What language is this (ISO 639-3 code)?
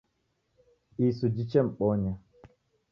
dav